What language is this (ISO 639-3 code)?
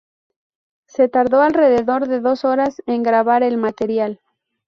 spa